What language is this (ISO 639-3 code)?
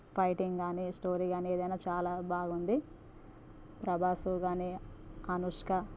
tel